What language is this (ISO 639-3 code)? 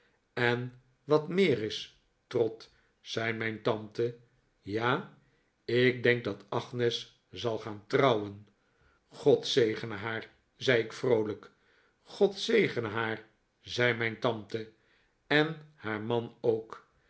nld